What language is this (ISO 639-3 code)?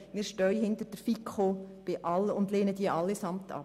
gsw